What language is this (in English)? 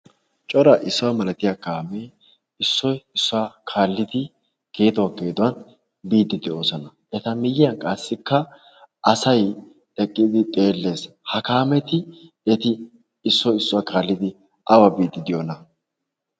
Wolaytta